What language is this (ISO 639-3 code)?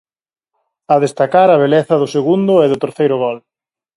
glg